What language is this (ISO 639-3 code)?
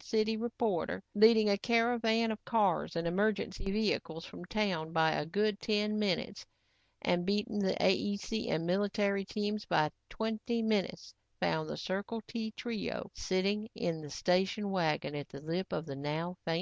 eng